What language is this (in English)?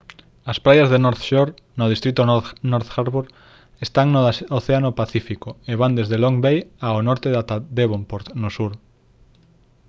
Galician